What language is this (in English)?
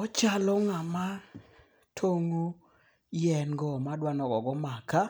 Luo (Kenya and Tanzania)